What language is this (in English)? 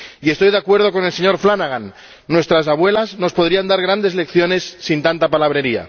Spanish